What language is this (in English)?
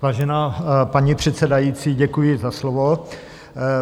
Czech